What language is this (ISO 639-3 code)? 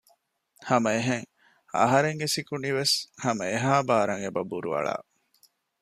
div